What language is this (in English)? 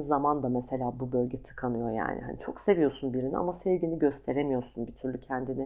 Turkish